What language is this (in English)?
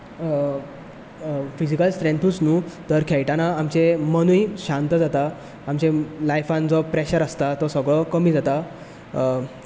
Konkani